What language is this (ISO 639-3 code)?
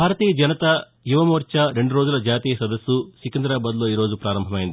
tel